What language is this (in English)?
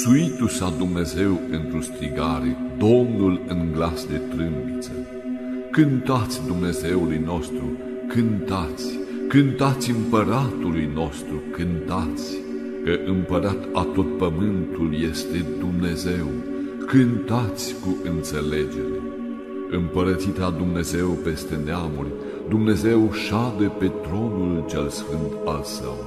Romanian